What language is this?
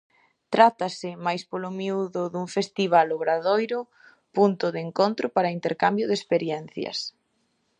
Galician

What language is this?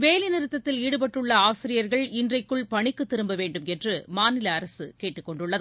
Tamil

